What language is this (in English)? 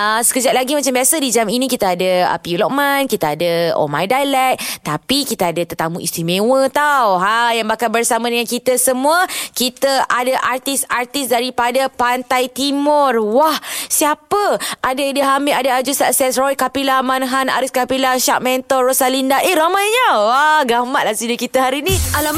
Malay